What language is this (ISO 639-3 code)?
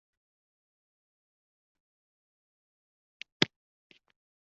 uzb